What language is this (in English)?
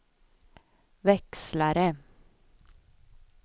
Swedish